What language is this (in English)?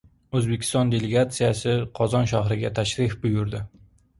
Uzbek